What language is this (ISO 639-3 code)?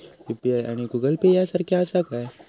mar